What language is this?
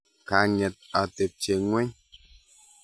Kalenjin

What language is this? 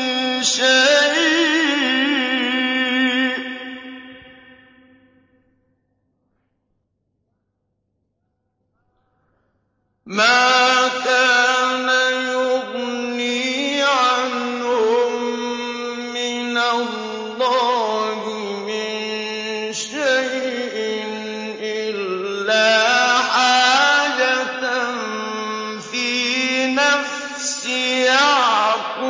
Arabic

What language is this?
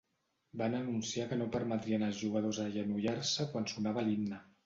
Catalan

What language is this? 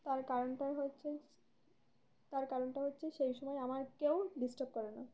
Bangla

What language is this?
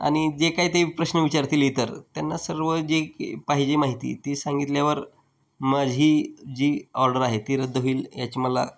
Marathi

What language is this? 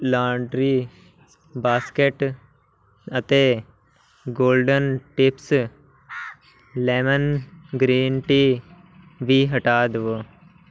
Punjabi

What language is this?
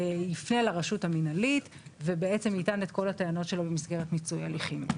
Hebrew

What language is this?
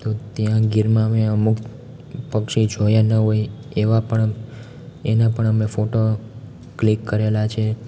Gujarati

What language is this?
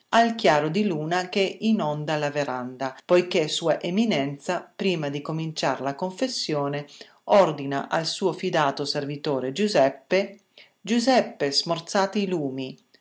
Italian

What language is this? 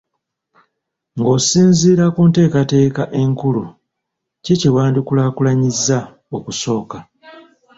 Ganda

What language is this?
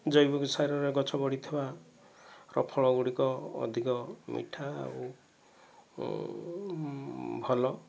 Odia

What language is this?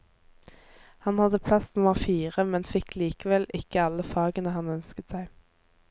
Norwegian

